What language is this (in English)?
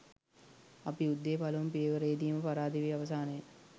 Sinhala